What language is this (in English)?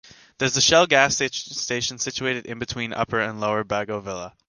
English